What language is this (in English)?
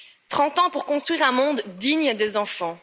French